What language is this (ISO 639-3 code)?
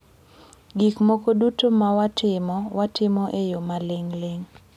luo